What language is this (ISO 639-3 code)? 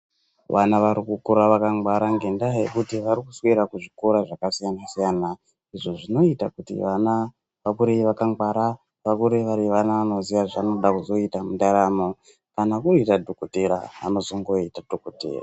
ndc